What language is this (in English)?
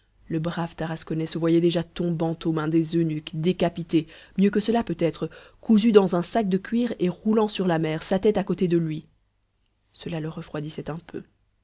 French